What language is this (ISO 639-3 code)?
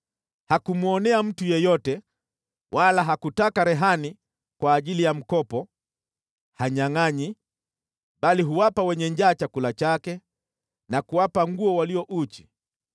swa